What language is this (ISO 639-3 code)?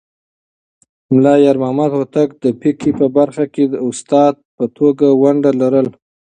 pus